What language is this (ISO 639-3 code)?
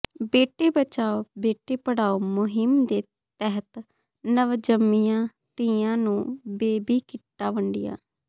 pan